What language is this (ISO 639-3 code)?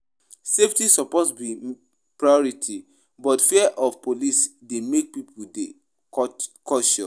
pcm